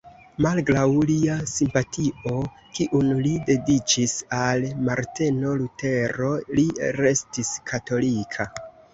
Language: Esperanto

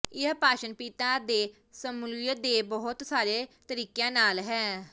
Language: Punjabi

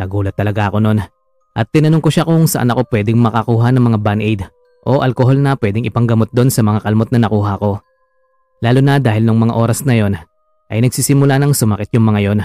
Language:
Filipino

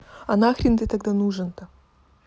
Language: Russian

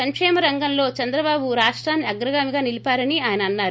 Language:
Telugu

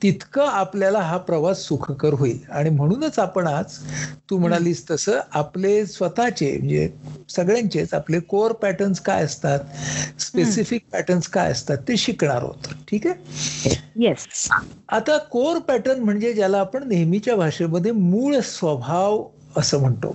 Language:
Marathi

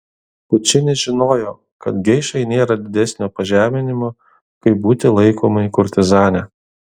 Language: Lithuanian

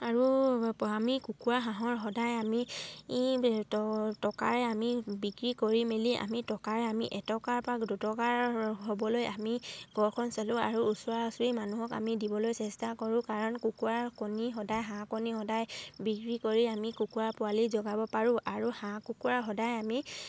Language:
Assamese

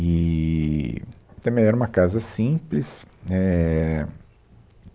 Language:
Portuguese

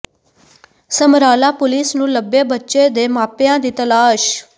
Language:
Punjabi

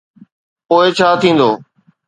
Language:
Sindhi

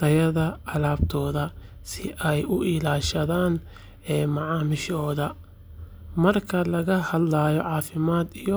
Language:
Somali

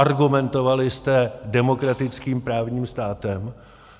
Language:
Czech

